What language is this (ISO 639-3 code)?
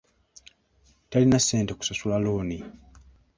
lug